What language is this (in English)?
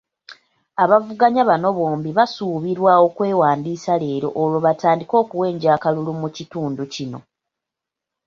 Ganda